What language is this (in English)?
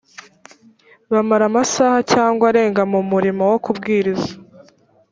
Kinyarwanda